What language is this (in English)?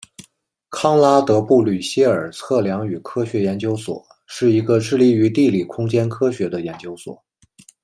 Chinese